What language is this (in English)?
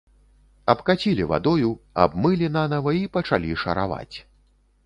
Belarusian